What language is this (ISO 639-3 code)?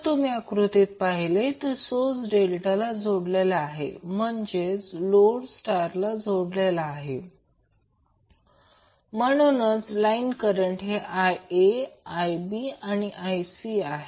mar